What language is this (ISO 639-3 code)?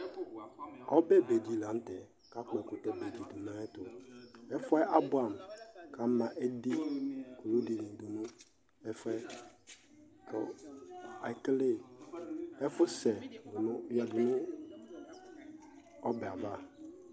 kpo